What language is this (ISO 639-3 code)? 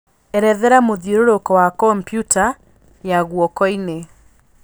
kik